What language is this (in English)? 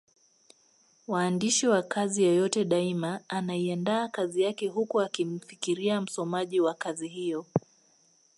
Swahili